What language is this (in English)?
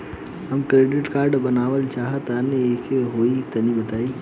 Bhojpuri